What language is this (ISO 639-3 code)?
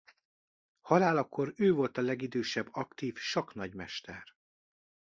hun